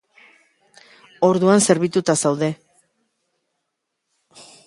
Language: Basque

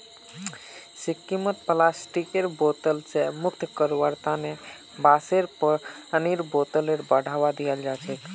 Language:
Magahi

